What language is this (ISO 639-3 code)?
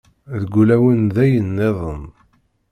kab